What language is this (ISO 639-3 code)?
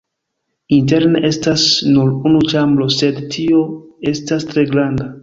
epo